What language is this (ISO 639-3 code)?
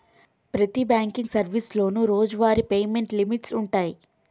tel